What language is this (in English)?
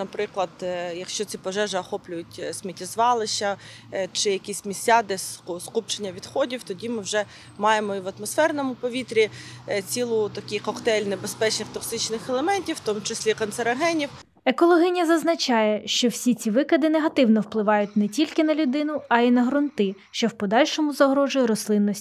Ukrainian